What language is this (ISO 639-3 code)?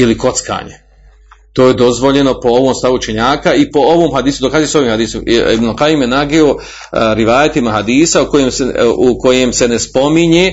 hrv